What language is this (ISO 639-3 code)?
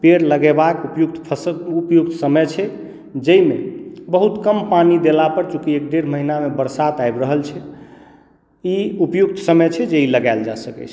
mai